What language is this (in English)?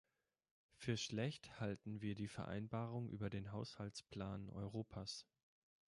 German